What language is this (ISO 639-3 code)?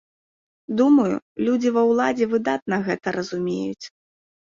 bel